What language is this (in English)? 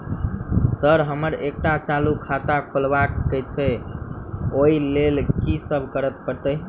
Maithili